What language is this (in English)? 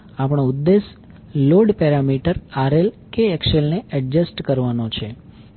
Gujarati